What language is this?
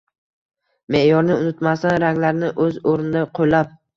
Uzbek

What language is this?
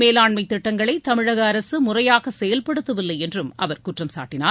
Tamil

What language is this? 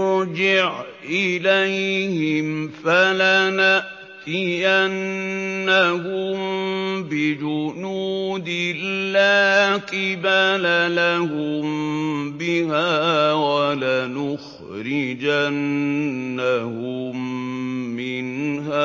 Arabic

